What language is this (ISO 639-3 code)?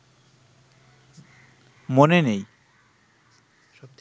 ben